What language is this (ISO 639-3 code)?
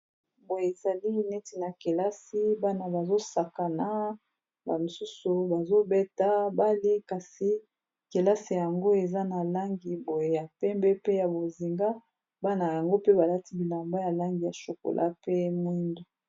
lin